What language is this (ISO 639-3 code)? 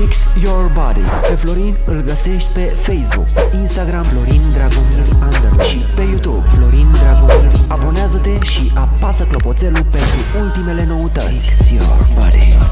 ron